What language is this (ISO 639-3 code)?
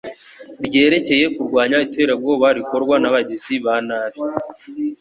kin